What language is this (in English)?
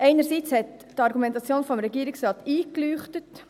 Swiss German